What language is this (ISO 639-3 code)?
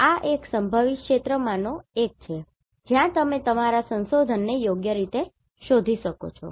guj